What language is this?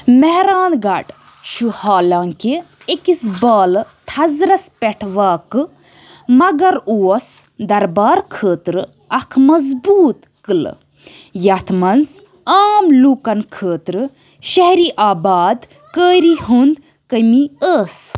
Kashmiri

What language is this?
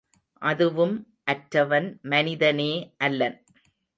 Tamil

